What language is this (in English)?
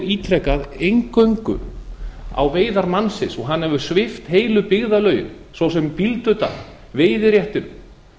Icelandic